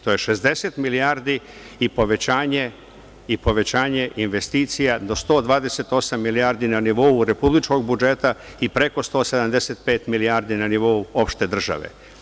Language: Serbian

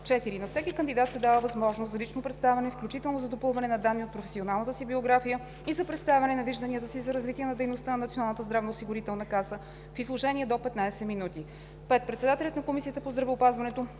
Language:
Bulgarian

